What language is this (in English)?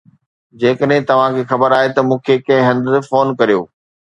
Sindhi